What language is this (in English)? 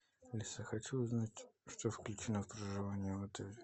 Russian